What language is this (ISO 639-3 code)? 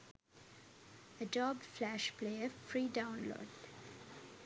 sin